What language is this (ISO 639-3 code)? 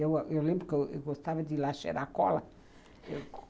por